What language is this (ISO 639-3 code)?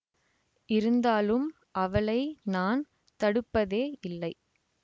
tam